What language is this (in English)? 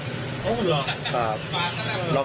Thai